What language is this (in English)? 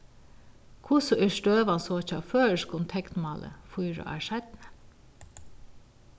Faroese